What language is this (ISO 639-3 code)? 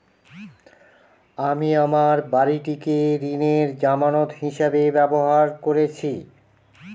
ben